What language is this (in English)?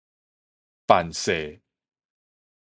Min Nan Chinese